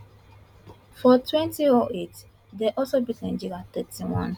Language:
Nigerian Pidgin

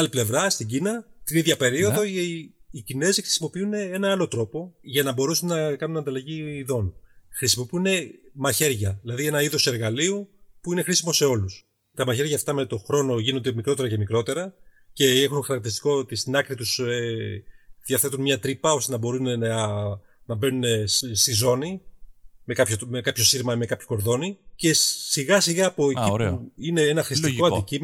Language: Greek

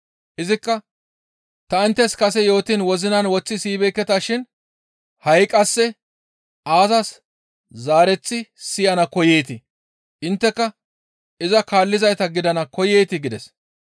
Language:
Gamo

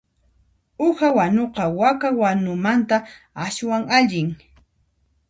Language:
Puno Quechua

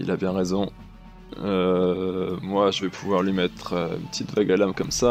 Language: French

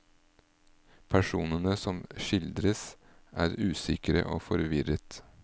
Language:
Norwegian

